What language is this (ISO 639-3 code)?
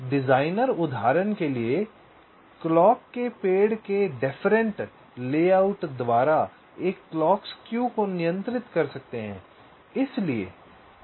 hin